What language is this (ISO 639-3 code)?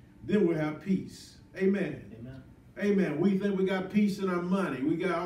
eng